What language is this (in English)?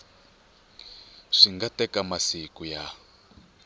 Tsonga